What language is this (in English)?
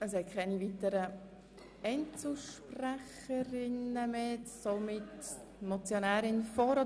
Swiss German